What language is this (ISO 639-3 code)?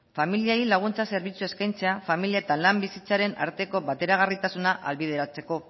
eus